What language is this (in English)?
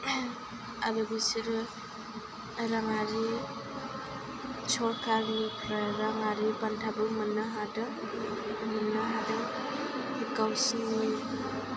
Bodo